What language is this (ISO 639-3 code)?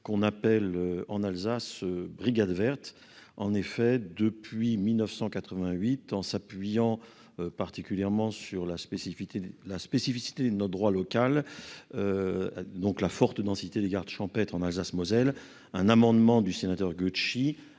fra